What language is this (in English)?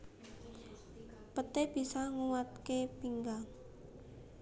Javanese